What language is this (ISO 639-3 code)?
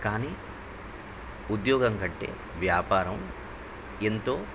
tel